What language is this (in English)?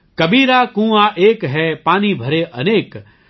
Gujarati